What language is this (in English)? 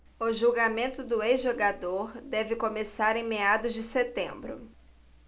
Portuguese